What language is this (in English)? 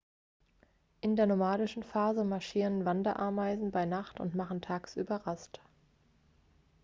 German